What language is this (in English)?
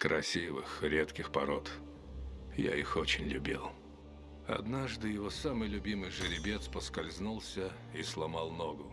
Russian